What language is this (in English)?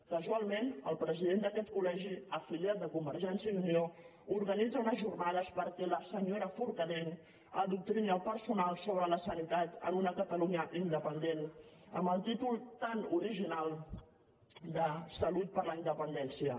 Catalan